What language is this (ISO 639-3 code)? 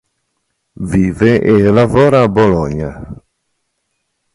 ita